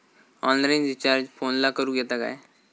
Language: Marathi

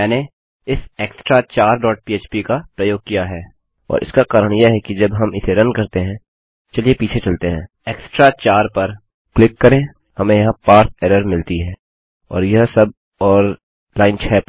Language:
Hindi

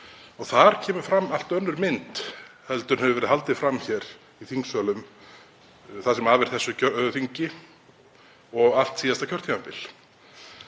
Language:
Icelandic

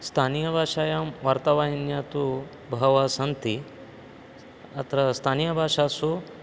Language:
Sanskrit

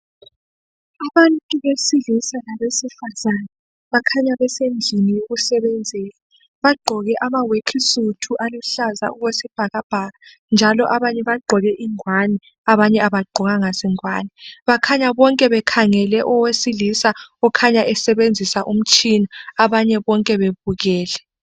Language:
North Ndebele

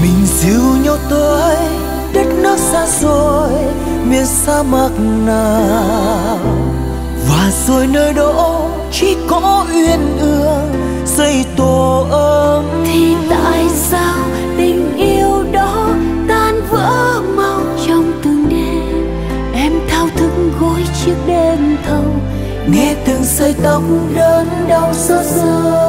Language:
Vietnamese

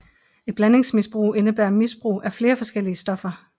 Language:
Danish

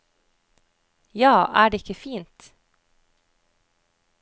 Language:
Norwegian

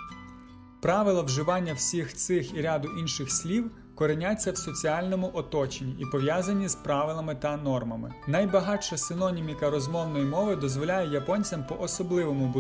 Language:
Ukrainian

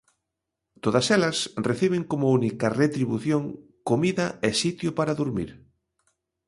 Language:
Galician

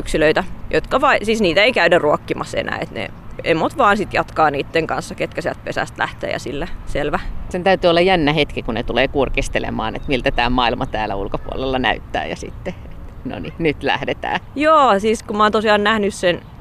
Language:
Finnish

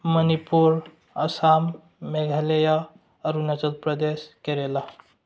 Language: Manipuri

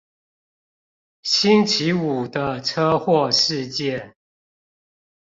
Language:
Chinese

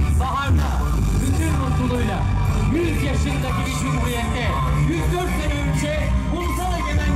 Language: Turkish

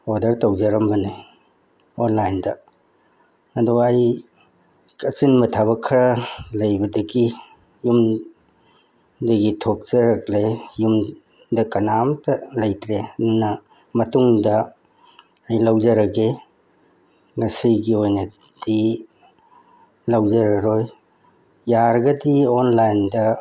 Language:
Manipuri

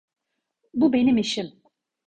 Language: Turkish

